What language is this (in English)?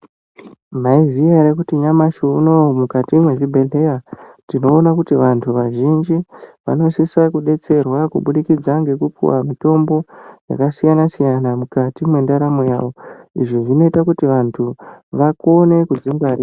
Ndau